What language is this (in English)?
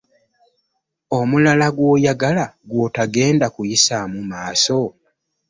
Ganda